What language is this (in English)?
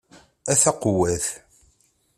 Kabyle